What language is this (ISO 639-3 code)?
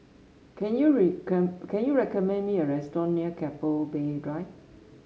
eng